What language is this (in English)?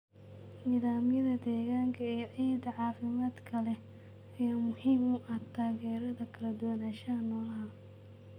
Somali